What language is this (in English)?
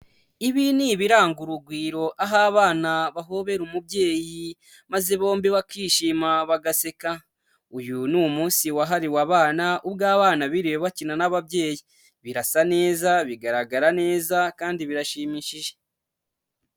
Kinyarwanda